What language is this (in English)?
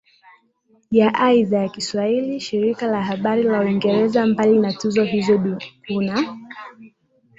Swahili